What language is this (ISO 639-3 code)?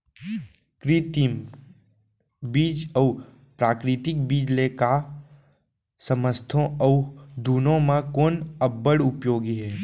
hne